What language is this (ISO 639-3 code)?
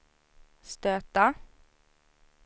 swe